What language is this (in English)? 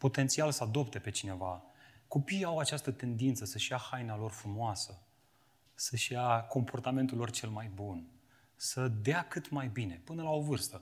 Romanian